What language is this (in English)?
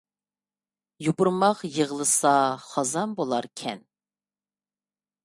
Uyghur